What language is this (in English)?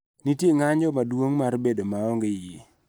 Luo (Kenya and Tanzania)